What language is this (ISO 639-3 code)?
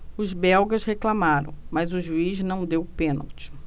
por